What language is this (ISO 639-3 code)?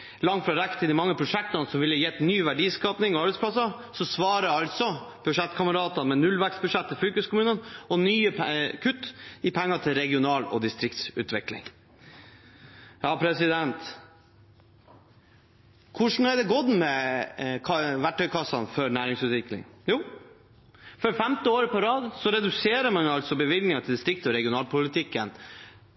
nob